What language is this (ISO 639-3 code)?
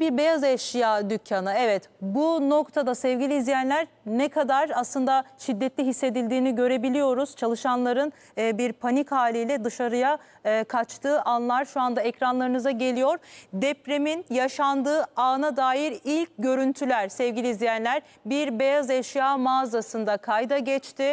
tur